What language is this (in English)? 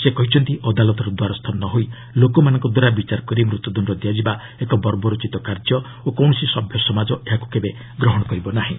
Odia